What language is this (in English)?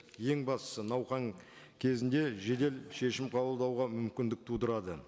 Kazakh